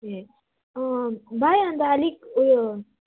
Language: Nepali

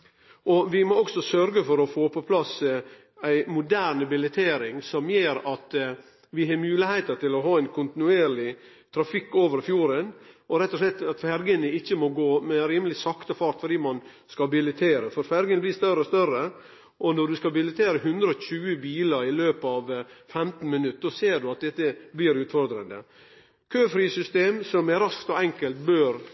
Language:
Norwegian Nynorsk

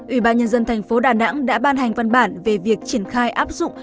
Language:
Vietnamese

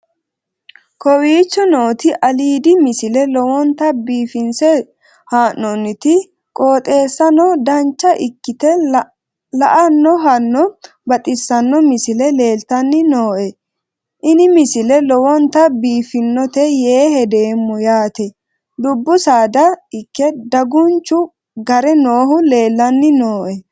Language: Sidamo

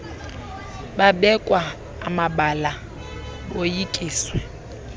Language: Xhosa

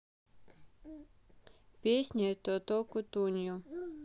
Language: Russian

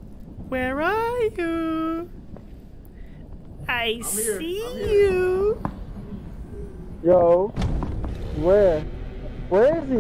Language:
English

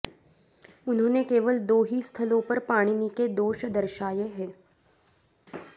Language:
Sanskrit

